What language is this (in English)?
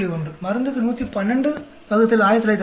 Tamil